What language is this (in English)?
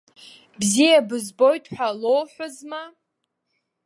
Abkhazian